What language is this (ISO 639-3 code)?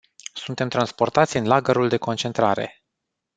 ron